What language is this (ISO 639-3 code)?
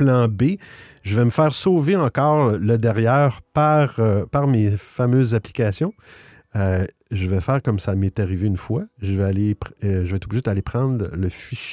fra